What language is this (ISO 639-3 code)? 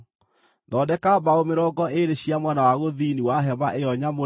kik